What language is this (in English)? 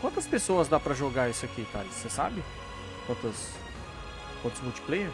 Portuguese